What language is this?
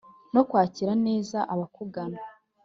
Kinyarwanda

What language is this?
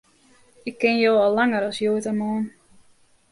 Western Frisian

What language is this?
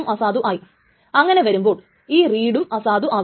Malayalam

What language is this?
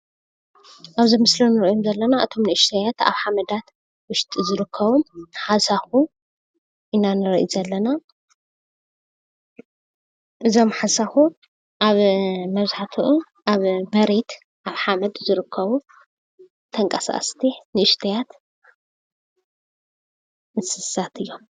Tigrinya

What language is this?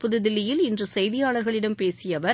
Tamil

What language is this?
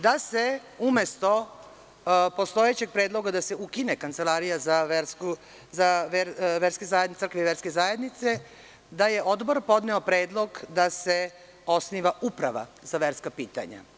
Serbian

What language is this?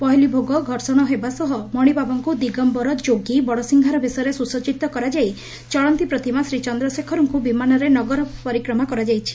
Odia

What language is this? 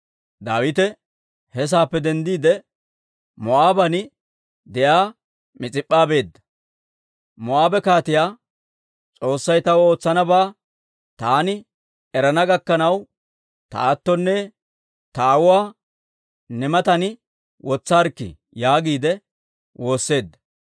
Dawro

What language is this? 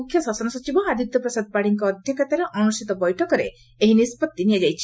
Odia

